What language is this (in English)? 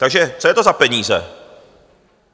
Czech